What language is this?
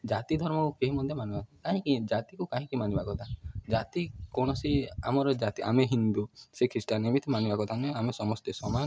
Odia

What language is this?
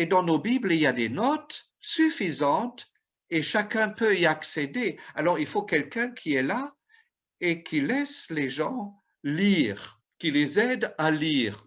French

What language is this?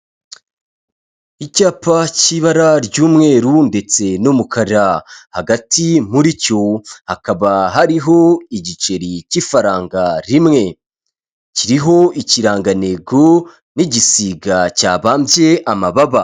Kinyarwanda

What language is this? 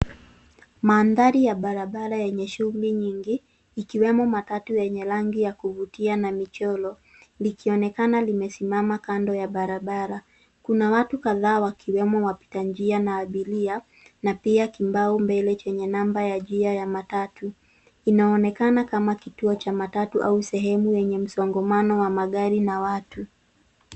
Swahili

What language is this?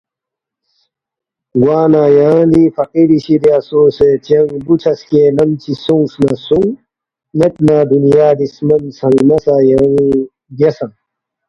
Balti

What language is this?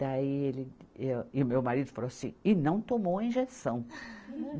Portuguese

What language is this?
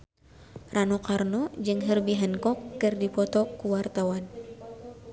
Sundanese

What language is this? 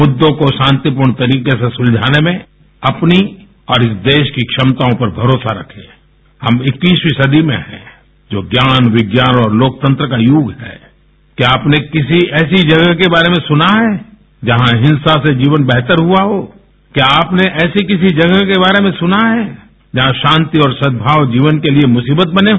Hindi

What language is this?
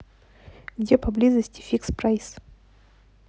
Russian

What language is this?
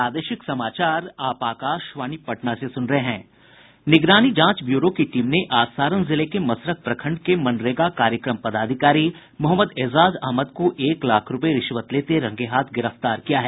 Hindi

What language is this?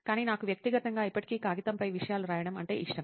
Telugu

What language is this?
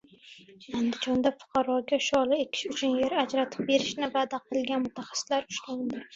Uzbek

